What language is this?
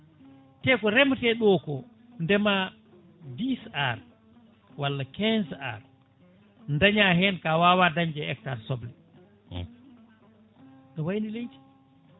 Fula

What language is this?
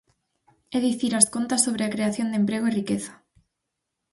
Galician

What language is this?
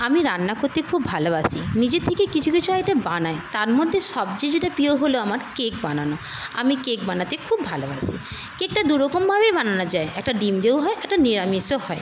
Bangla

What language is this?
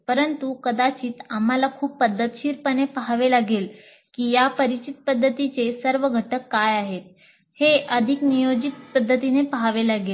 Marathi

